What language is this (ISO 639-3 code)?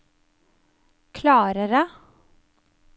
nor